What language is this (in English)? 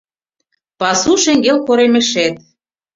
Mari